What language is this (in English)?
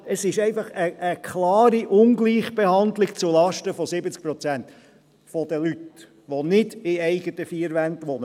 Swiss German